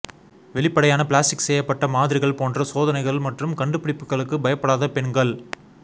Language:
Tamil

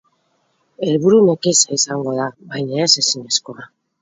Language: Basque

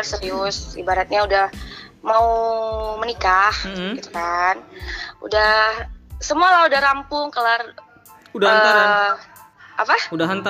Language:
Indonesian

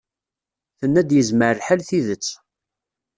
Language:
Kabyle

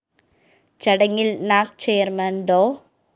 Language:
Malayalam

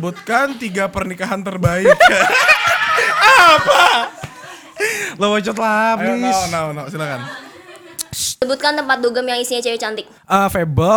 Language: Indonesian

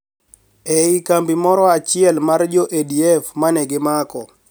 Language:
Luo (Kenya and Tanzania)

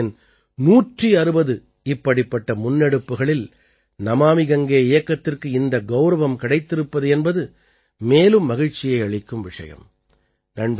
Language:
Tamil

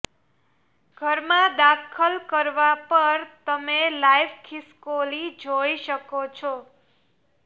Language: Gujarati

